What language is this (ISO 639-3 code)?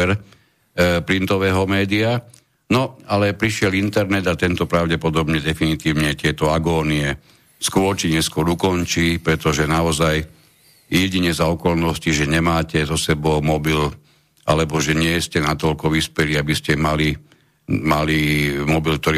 slk